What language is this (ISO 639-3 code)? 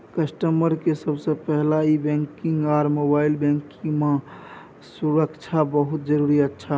mai